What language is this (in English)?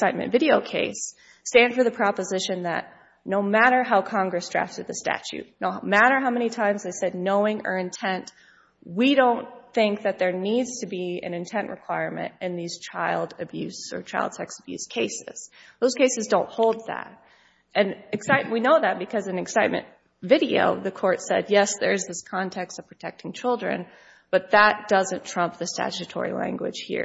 English